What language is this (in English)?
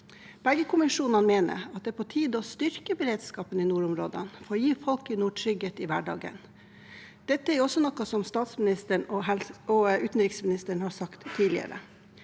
Norwegian